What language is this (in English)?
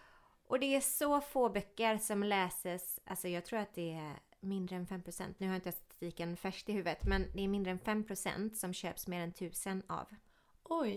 Swedish